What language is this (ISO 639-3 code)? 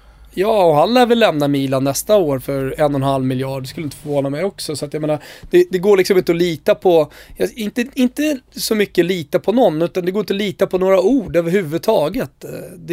swe